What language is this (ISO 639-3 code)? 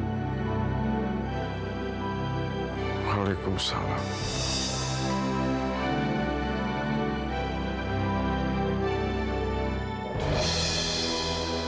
ind